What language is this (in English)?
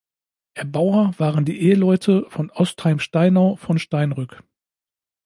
German